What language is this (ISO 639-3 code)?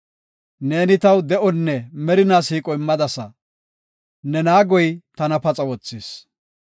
gof